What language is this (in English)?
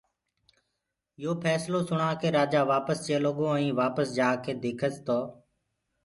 Gurgula